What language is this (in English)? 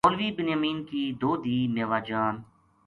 Gujari